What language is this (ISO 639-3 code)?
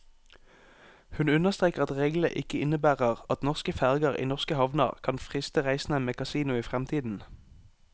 nor